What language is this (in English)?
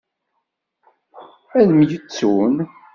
Kabyle